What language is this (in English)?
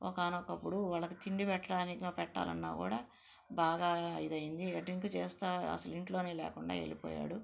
Telugu